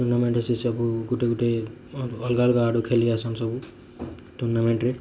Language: Odia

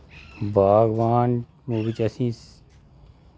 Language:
Dogri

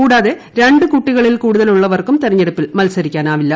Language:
Malayalam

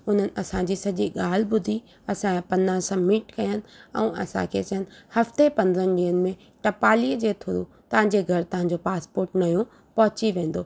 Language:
Sindhi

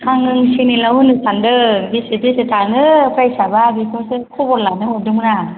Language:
Bodo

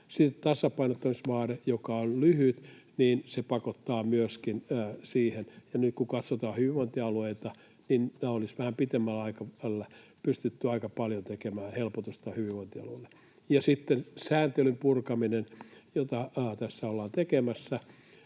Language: Finnish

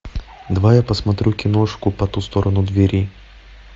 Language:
Russian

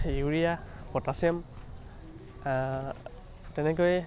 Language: Assamese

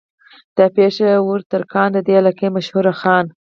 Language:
Pashto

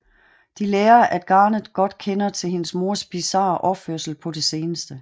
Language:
Danish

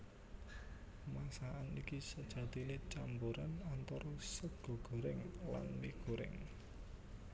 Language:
Javanese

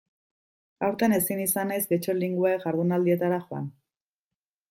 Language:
Basque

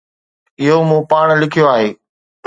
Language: Sindhi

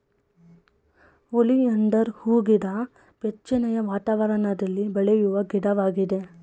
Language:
Kannada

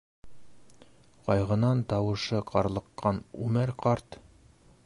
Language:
Bashkir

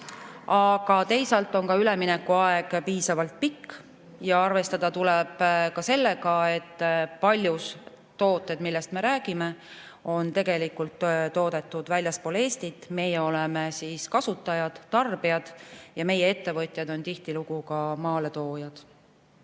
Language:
Estonian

